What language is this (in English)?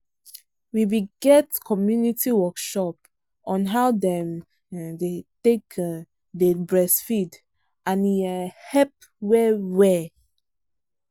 Nigerian Pidgin